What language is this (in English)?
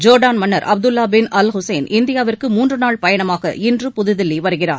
Tamil